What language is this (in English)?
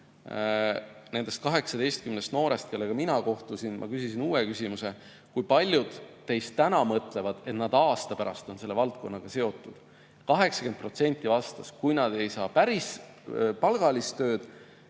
Estonian